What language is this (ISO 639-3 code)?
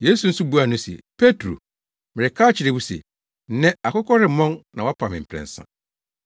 aka